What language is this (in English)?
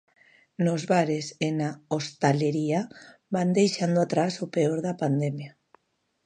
Galician